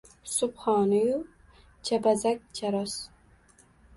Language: Uzbek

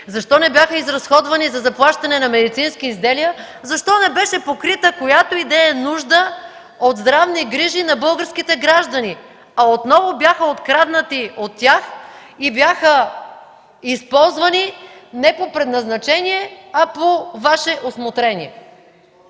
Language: Bulgarian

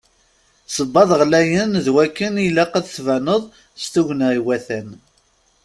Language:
Kabyle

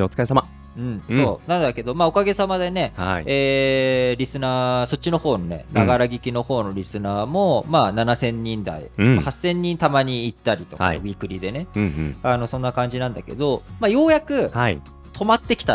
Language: Japanese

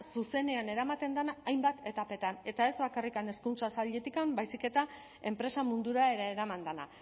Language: Basque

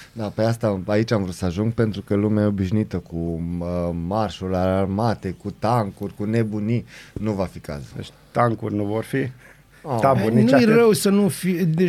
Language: Romanian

